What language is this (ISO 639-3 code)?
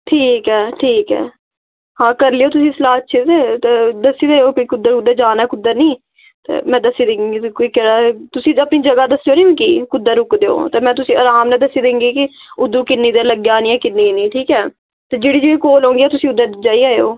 doi